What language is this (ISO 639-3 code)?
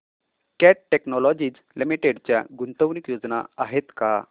mar